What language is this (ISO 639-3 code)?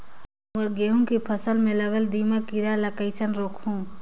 hne